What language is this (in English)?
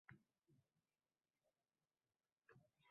Uzbek